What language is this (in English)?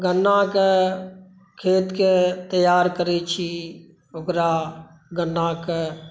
Maithili